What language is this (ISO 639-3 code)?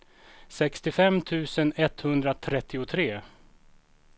swe